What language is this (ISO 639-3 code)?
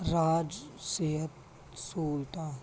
pan